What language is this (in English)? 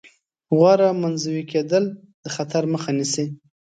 Pashto